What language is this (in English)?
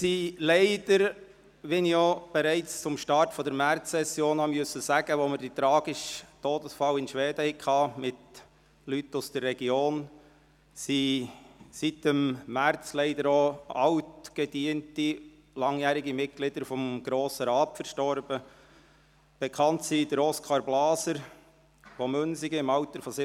Swiss German